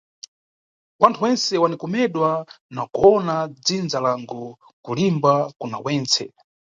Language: Nyungwe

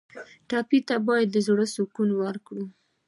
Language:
Pashto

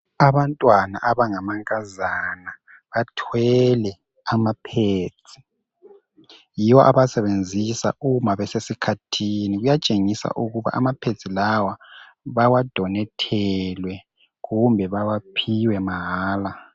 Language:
North Ndebele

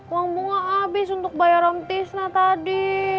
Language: Indonesian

